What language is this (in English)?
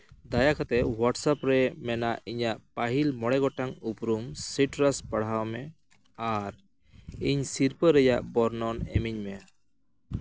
Santali